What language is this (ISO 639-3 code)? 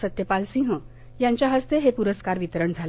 mar